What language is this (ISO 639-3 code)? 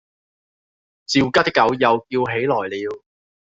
yue